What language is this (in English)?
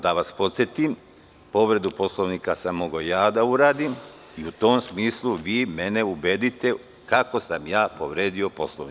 Serbian